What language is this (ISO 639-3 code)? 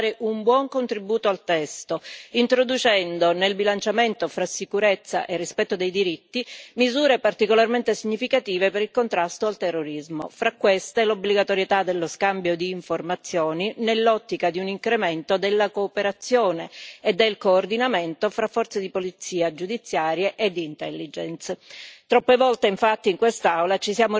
ita